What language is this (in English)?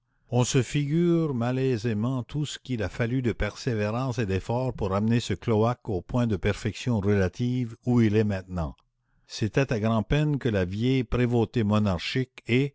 French